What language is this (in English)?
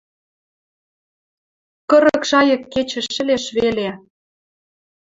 Western Mari